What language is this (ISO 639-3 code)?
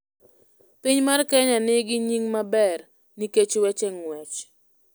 luo